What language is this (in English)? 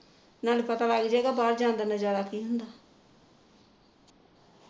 Punjabi